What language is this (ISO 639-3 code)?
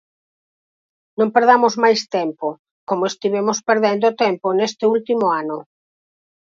glg